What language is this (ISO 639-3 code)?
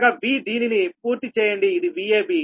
tel